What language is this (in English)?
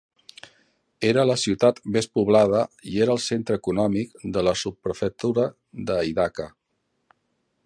Catalan